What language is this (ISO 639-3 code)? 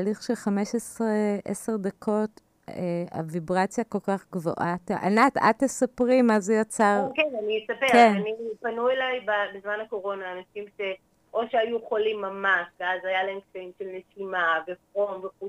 heb